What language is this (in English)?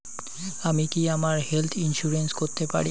Bangla